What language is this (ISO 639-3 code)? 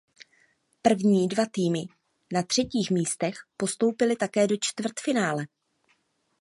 ces